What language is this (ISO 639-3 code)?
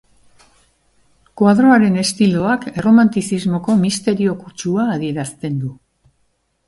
eus